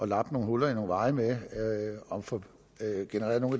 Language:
Danish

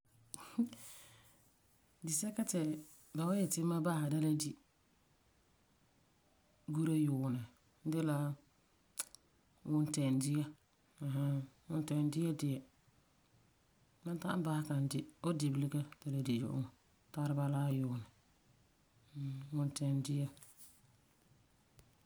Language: Frafra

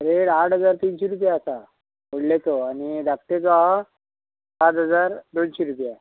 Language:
Konkani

